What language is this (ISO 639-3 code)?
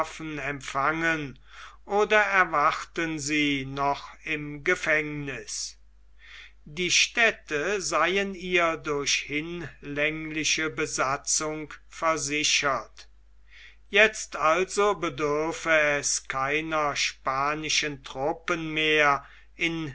deu